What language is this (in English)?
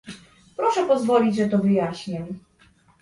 Polish